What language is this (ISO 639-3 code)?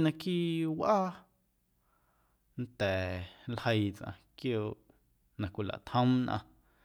amu